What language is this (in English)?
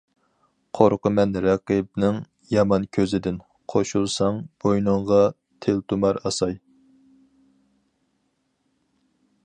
Uyghur